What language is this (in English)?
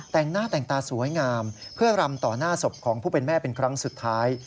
Thai